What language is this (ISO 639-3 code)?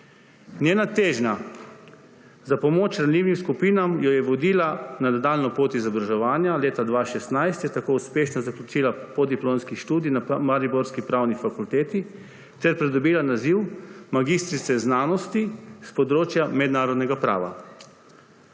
slv